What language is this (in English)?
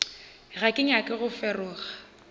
Northern Sotho